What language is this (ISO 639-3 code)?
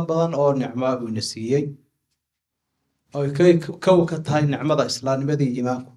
ara